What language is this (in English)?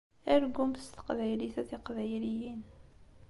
Kabyle